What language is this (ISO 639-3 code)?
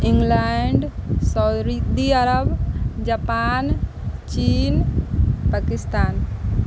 mai